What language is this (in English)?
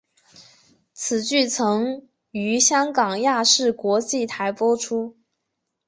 Chinese